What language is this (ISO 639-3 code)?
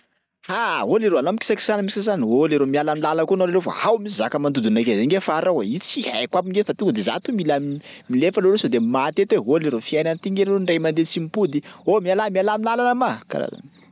skg